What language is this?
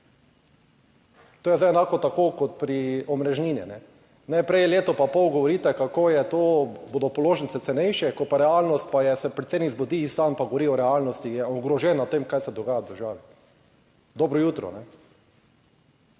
Slovenian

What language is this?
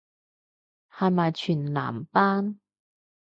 Cantonese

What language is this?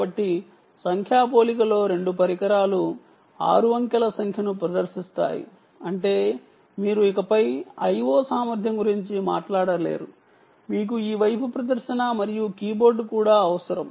Telugu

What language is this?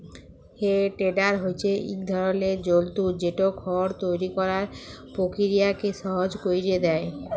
Bangla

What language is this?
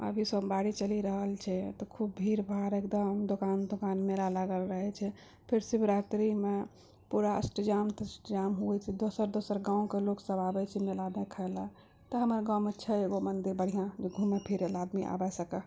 Maithili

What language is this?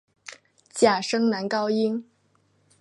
Chinese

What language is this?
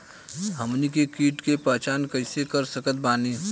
Bhojpuri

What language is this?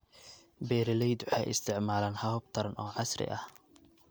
Somali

